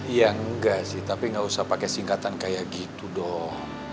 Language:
Indonesian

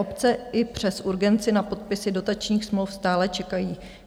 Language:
Czech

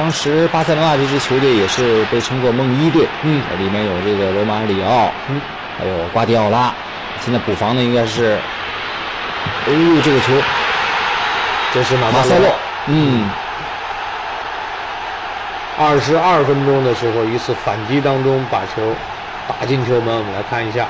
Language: Chinese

